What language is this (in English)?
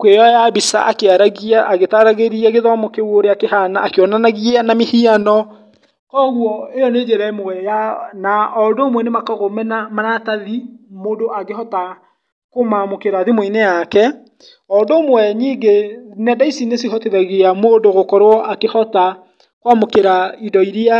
Kikuyu